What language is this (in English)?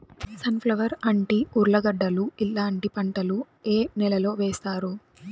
Telugu